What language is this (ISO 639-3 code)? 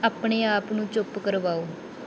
pan